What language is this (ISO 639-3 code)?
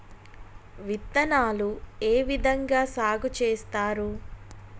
tel